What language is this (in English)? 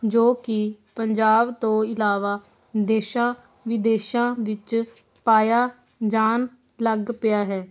Punjabi